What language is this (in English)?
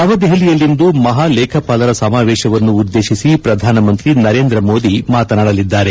Kannada